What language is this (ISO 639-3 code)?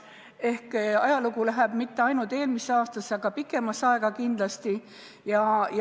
est